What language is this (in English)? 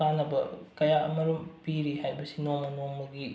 Manipuri